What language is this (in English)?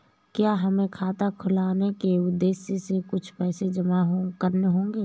Hindi